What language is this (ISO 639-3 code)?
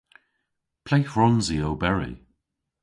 cor